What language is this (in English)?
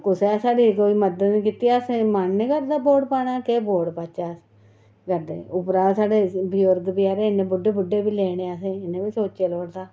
Dogri